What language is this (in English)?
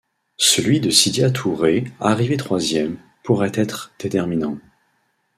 French